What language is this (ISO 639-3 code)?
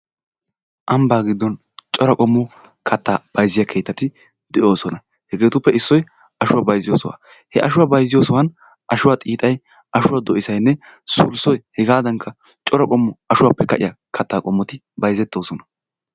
wal